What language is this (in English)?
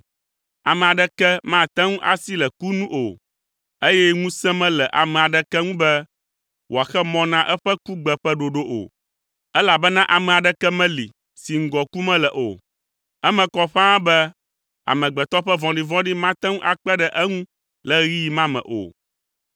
Ewe